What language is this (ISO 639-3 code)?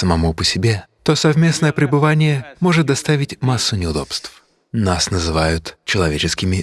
rus